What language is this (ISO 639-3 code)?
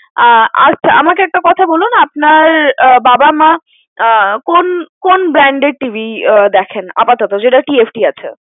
ben